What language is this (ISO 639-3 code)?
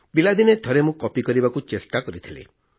ori